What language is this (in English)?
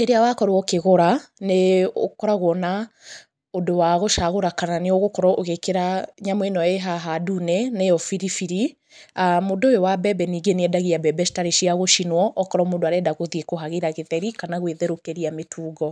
Kikuyu